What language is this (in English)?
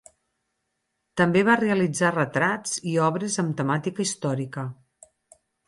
Catalan